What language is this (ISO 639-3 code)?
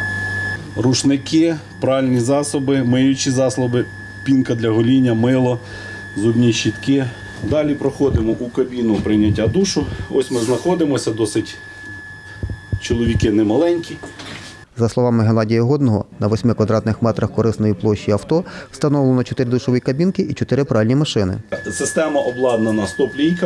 ukr